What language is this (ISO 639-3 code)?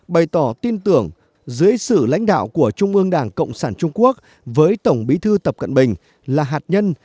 vie